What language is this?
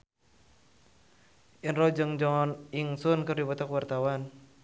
Sundanese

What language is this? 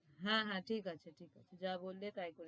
Bangla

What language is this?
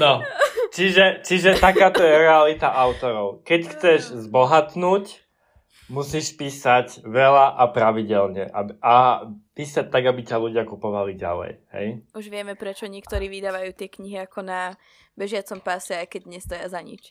Slovak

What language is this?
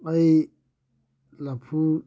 Manipuri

